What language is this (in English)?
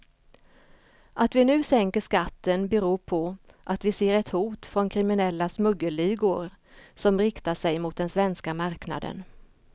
Swedish